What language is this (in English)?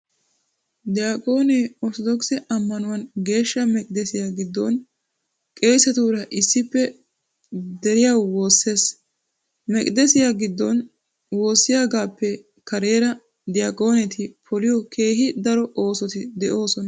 Wolaytta